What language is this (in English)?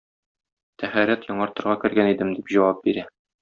Tatar